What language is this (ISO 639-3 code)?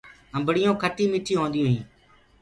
ggg